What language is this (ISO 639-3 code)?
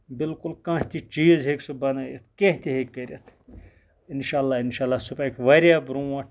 kas